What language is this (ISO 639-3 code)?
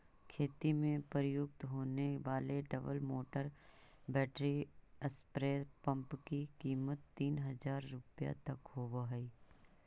mag